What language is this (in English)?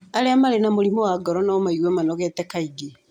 Kikuyu